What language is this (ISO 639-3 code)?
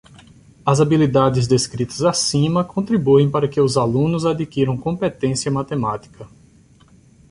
por